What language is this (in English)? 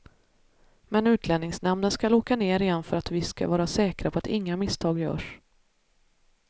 Swedish